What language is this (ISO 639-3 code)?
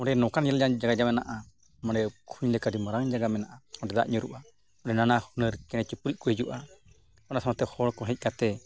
sat